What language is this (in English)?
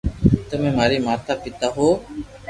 Loarki